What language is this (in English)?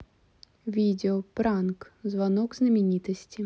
Russian